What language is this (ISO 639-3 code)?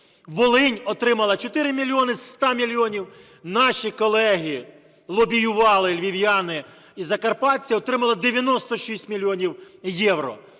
ukr